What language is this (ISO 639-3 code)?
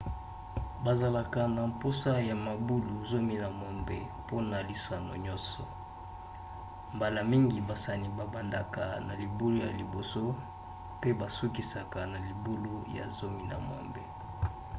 lin